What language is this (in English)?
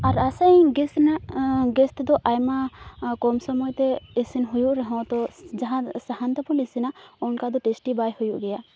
Santali